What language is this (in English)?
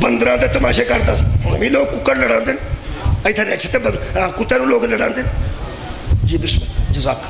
Punjabi